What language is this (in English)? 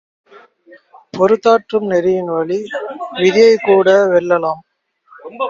Tamil